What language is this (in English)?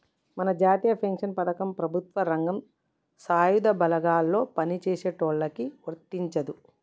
Telugu